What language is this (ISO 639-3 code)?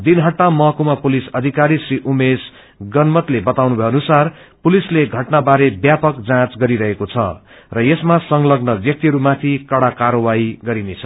nep